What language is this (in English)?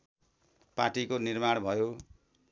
Nepali